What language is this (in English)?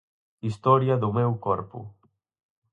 Galician